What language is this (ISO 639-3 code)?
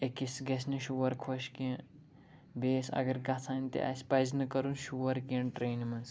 kas